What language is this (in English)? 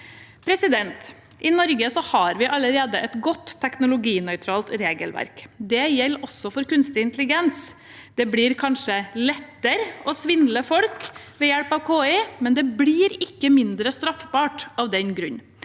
Norwegian